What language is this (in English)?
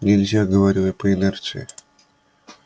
Russian